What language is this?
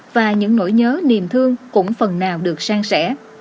Vietnamese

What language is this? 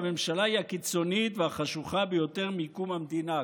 Hebrew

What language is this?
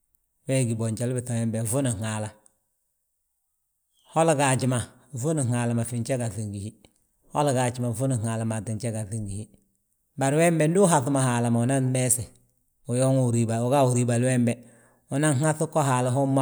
Balanta-Ganja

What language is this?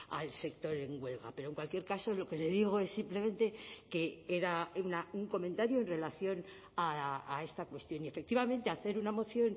Spanish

